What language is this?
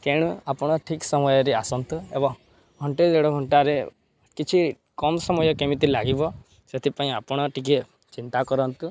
Odia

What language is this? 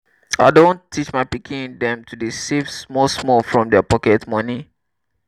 Nigerian Pidgin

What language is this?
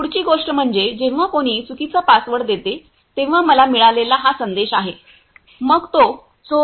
Marathi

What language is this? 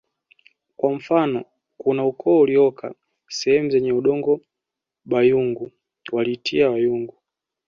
Swahili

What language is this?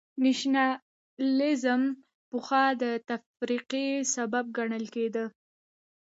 Pashto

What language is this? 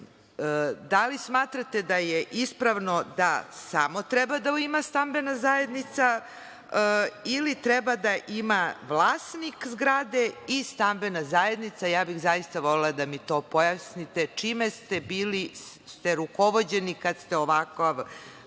Serbian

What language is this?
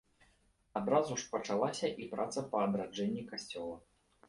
Belarusian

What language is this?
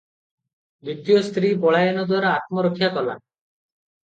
Odia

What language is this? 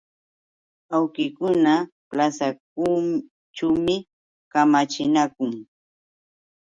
Yauyos Quechua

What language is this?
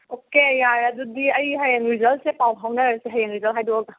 Manipuri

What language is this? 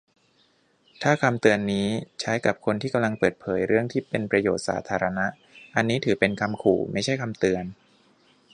Thai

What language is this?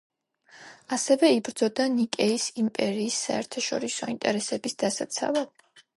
Georgian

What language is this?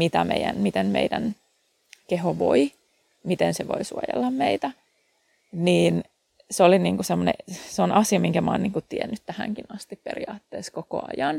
Finnish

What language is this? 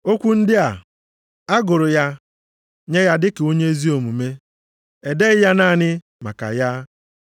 Igbo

